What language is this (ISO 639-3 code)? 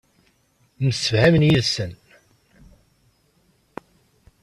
kab